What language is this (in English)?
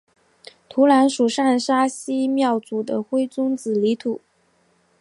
Chinese